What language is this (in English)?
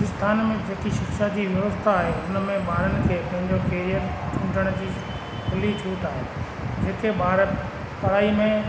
Sindhi